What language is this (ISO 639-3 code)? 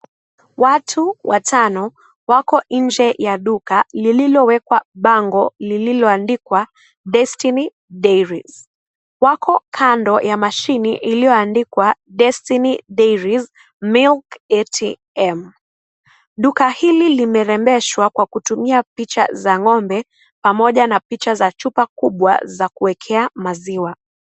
swa